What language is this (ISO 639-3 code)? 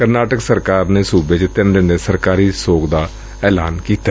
pan